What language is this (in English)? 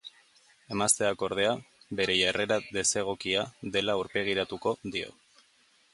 Basque